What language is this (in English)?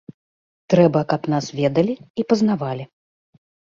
Belarusian